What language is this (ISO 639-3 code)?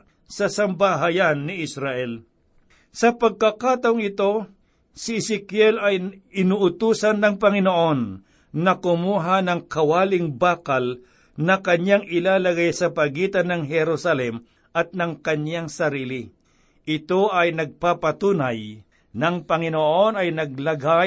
fil